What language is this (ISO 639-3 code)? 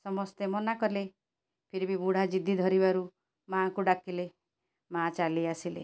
ori